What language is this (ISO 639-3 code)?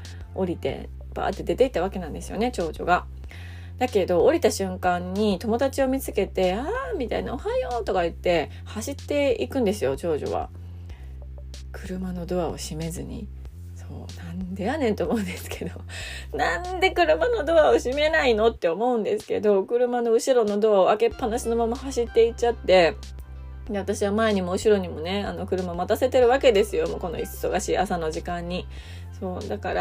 jpn